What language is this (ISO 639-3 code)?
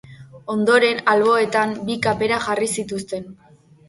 eus